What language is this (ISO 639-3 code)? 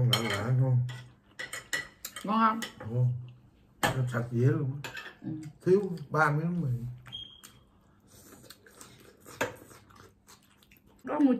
vie